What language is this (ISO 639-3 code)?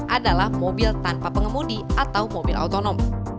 ind